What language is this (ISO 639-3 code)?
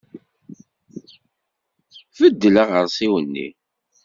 kab